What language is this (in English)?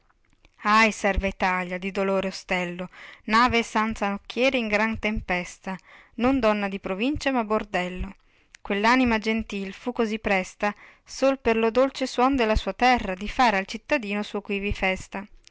Italian